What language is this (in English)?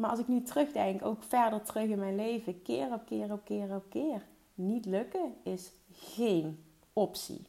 Dutch